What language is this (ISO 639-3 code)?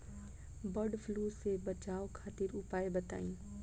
bho